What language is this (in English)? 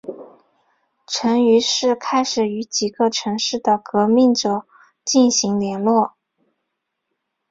Chinese